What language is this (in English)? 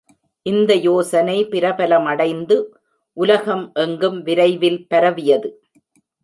Tamil